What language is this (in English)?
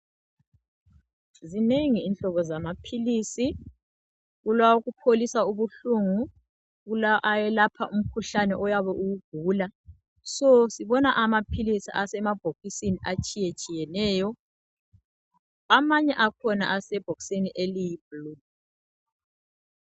North Ndebele